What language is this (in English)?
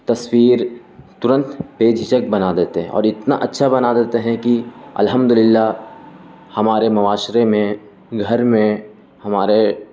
Urdu